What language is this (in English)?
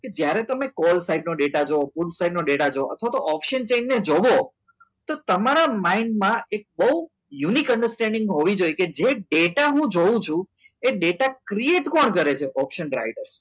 Gujarati